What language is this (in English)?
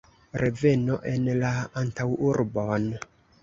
Esperanto